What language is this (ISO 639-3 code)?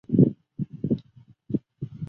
zho